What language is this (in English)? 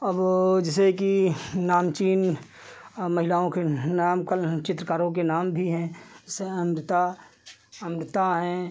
Hindi